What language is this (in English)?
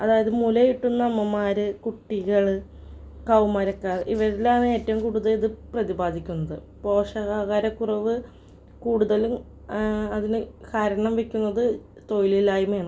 Malayalam